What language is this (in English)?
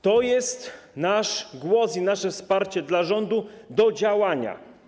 Polish